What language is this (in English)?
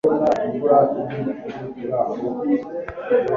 Kinyarwanda